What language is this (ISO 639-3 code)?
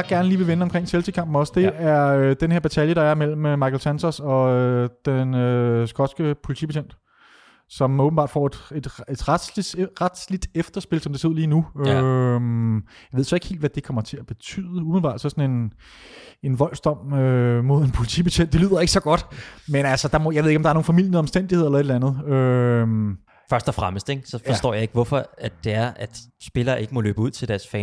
dan